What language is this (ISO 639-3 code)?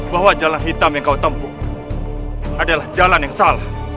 ind